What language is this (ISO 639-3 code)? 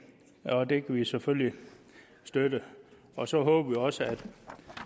dan